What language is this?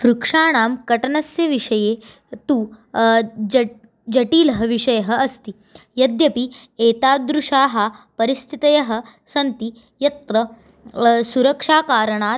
Sanskrit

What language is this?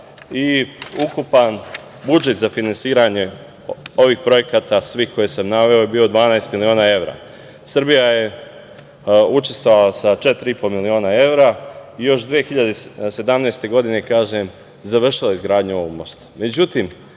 Serbian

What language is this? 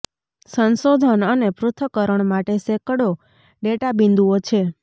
Gujarati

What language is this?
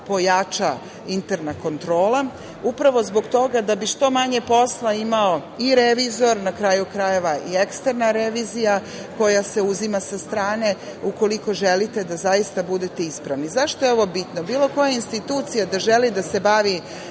Serbian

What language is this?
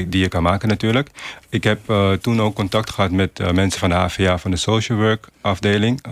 Dutch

